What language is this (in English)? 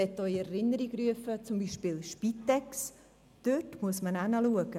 Swiss German